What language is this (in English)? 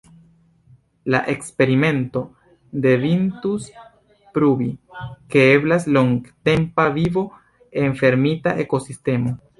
Esperanto